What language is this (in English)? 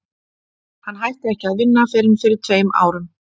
Icelandic